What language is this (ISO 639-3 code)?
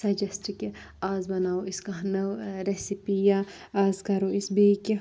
kas